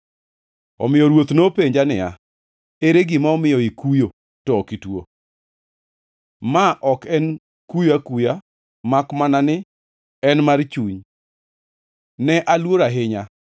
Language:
Luo (Kenya and Tanzania)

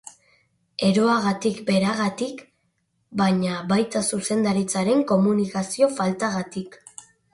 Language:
Basque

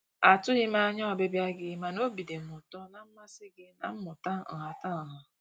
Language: Igbo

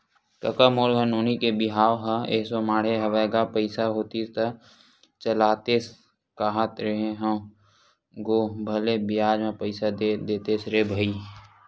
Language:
Chhattisgarhi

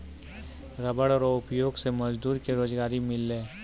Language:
Maithili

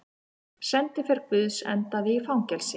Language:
Icelandic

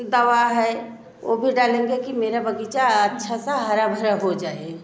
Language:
Hindi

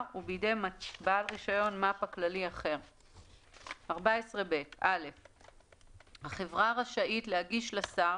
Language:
Hebrew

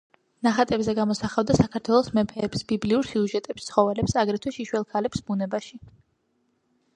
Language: Georgian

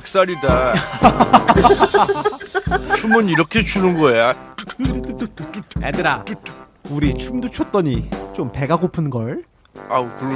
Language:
Korean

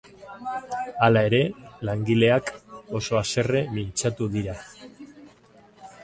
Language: Basque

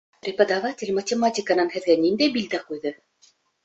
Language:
Bashkir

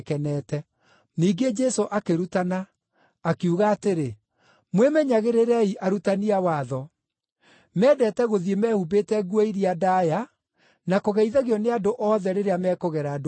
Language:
Kikuyu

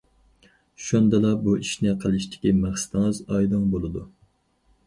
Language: Uyghur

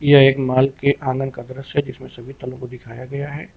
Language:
Hindi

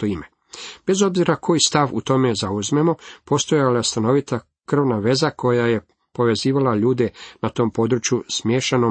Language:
Croatian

